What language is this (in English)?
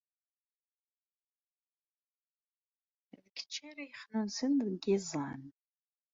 Kabyle